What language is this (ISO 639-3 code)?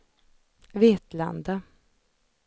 swe